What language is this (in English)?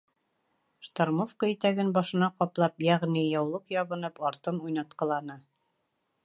Bashkir